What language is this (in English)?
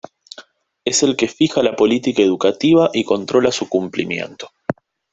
Spanish